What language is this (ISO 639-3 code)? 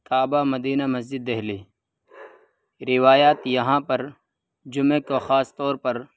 urd